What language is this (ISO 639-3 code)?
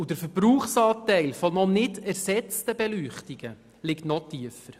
gsw